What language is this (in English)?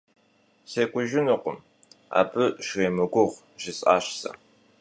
Kabardian